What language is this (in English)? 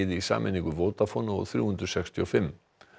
Icelandic